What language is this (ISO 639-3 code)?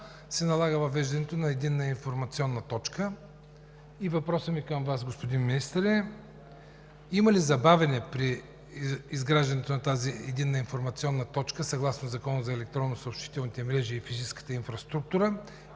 bul